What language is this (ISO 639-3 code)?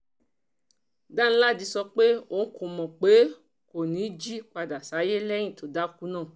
yor